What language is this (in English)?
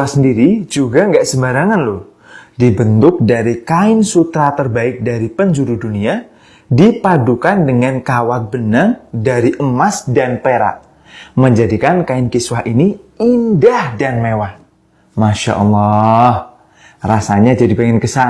Indonesian